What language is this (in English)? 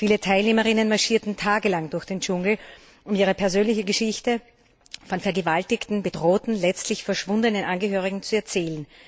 German